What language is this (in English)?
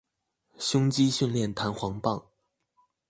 Chinese